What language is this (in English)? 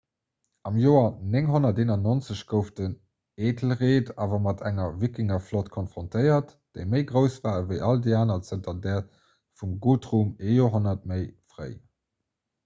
Luxembourgish